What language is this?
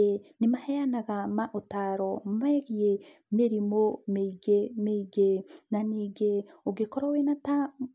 Kikuyu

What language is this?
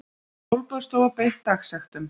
Icelandic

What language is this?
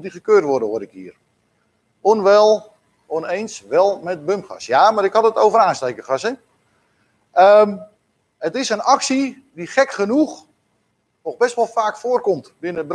Dutch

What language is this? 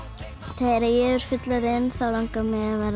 Icelandic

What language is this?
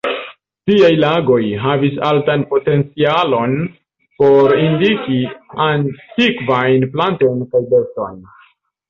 Esperanto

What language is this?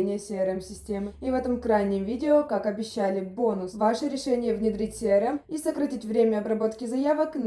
Russian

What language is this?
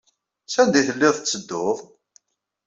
Kabyle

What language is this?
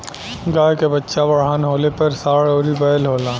Bhojpuri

